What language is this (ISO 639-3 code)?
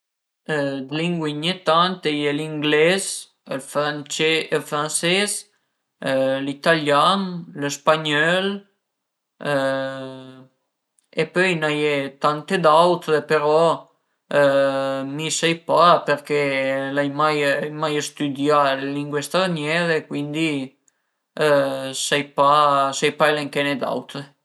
pms